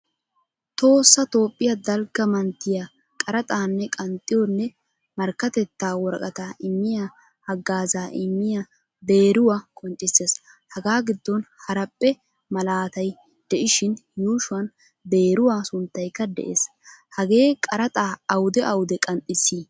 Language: Wolaytta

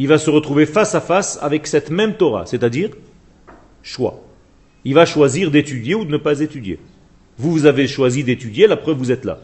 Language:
French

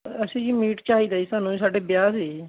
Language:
Punjabi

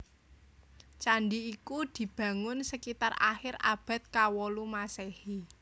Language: Javanese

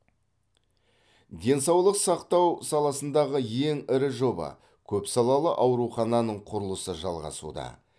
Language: Kazakh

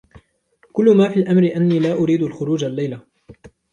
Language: Arabic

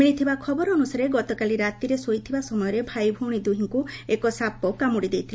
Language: Odia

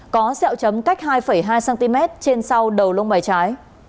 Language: Vietnamese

